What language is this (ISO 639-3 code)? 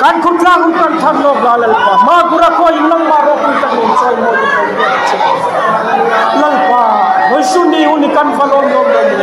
tha